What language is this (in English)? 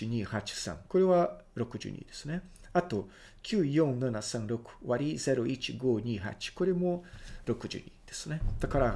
Japanese